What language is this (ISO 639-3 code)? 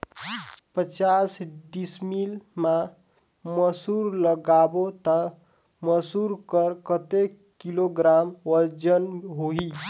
hne